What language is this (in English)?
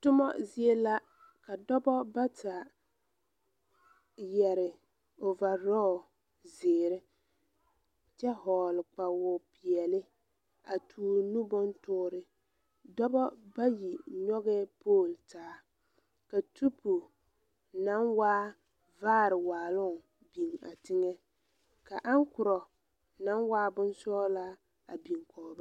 Southern Dagaare